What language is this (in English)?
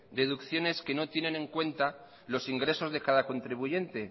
Spanish